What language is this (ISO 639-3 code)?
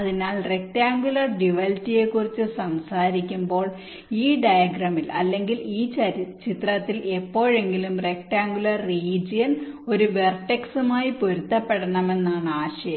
mal